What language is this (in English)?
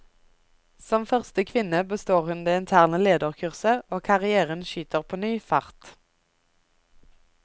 Norwegian